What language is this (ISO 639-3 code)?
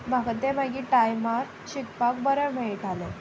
kok